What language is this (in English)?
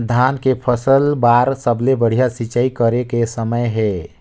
Chhattisgarhi